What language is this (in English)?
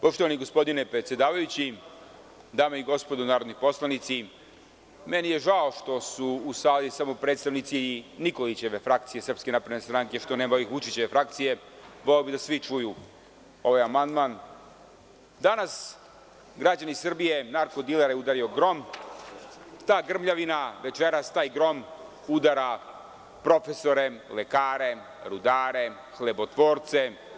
Serbian